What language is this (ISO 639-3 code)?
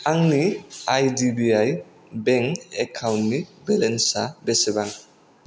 brx